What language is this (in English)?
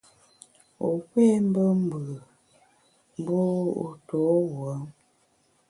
Bamun